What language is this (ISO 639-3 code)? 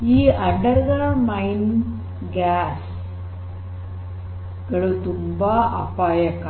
kan